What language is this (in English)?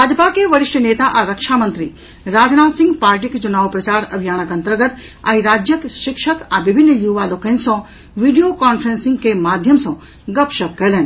Maithili